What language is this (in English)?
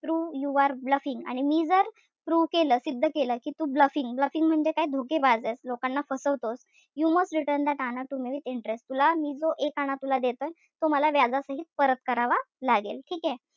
Marathi